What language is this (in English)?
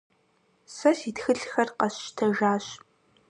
Kabardian